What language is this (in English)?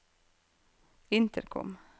Norwegian